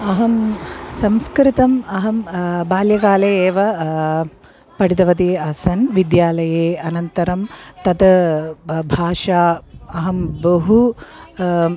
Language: Sanskrit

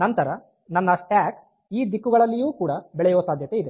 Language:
Kannada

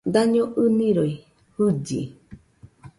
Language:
Nüpode Huitoto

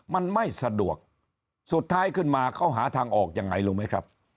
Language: Thai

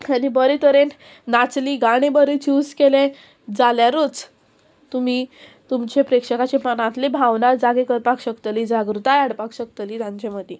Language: Konkani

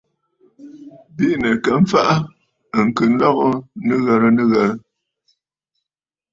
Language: Bafut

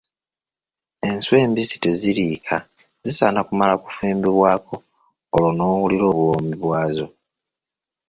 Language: Ganda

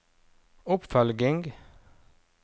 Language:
Norwegian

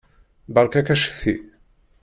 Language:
Kabyle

